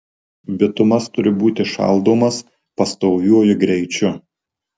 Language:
Lithuanian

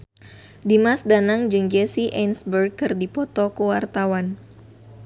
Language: Sundanese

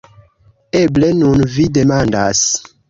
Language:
Esperanto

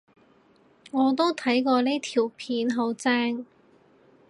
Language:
Cantonese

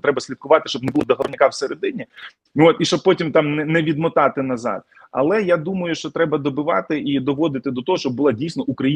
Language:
Ukrainian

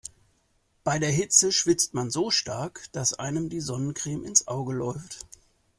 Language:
German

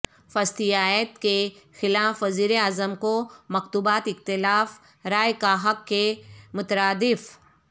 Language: Urdu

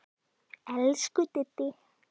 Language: Icelandic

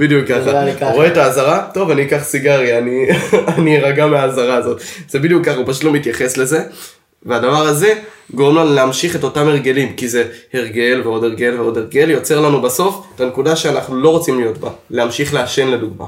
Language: Hebrew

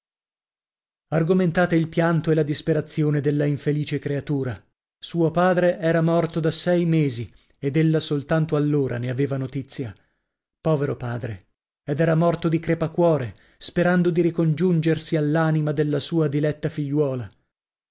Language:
Italian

